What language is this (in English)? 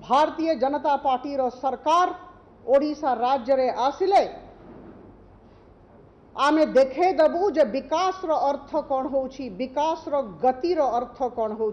Hindi